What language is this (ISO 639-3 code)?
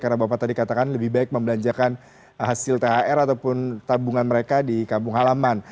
ind